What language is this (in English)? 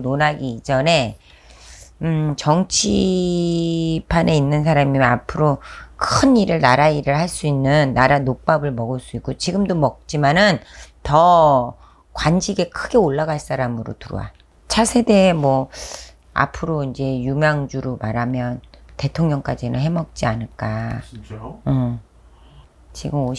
Korean